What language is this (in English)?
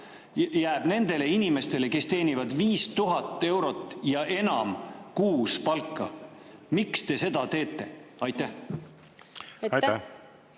Estonian